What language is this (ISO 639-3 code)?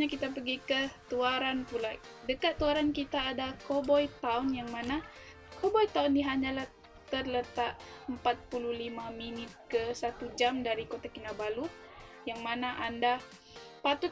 msa